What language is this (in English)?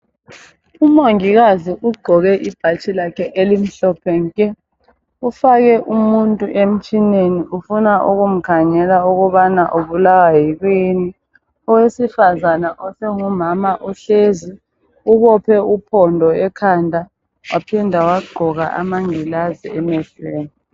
North Ndebele